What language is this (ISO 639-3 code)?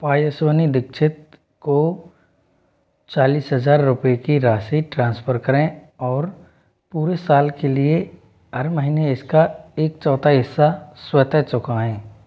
hin